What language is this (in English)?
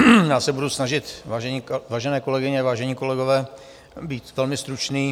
Czech